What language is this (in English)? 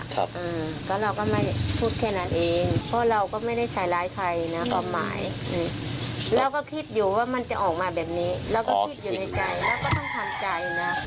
Thai